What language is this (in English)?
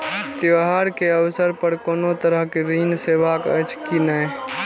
Maithili